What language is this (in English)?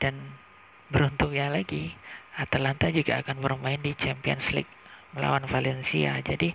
Indonesian